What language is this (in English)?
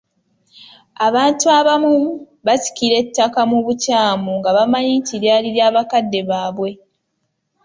Ganda